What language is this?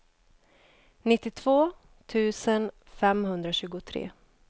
Swedish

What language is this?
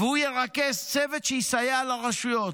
Hebrew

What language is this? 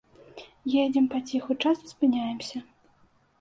Belarusian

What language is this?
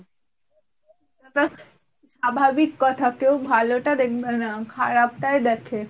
Bangla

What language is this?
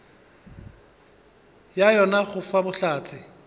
Northern Sotho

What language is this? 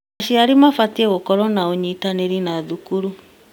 Kikuyu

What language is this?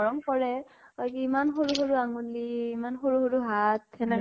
Assamese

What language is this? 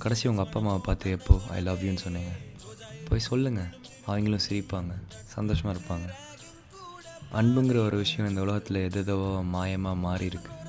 Tamil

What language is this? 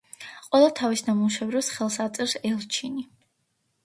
Georgian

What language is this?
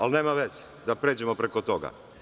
Serbian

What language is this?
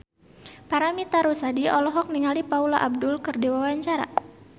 Sundanese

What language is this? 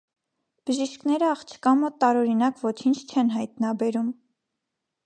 Armenian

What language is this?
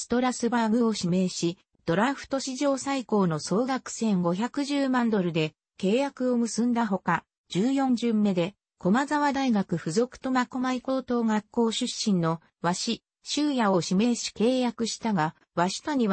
Japanese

